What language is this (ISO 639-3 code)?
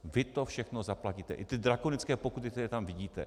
ces